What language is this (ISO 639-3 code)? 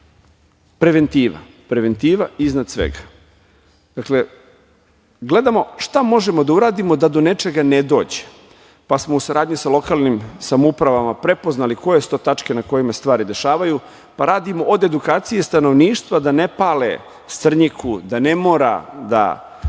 srp